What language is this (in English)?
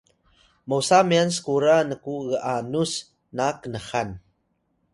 Atayal